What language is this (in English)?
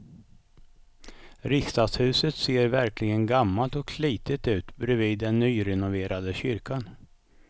Swedish